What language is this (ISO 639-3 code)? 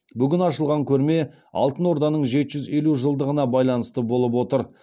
kaz